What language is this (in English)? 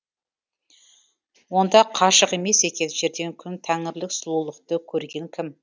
Kazakh